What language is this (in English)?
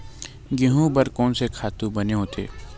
Chhattisgarhi